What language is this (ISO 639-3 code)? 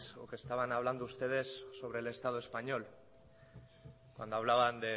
spa